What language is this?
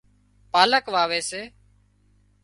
Wadiyara Koli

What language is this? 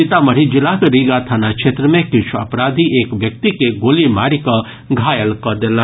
Maithili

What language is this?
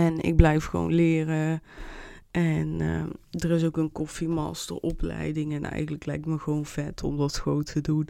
Dutch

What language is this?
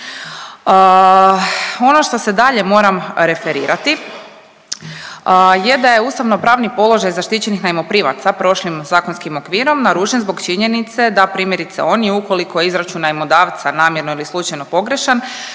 Croatian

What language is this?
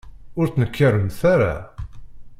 Kabyle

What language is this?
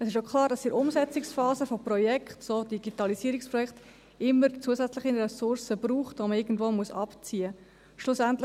Swiss German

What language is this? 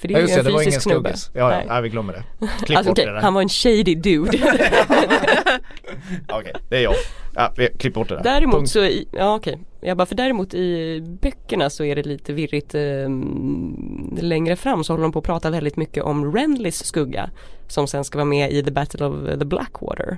Swedish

